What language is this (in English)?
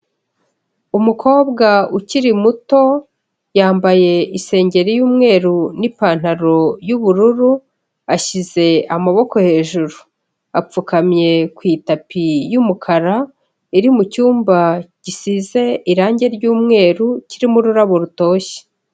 Kinyarwanda